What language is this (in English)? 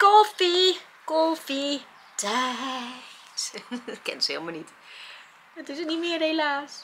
Dutch